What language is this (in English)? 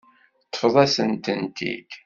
Kabyle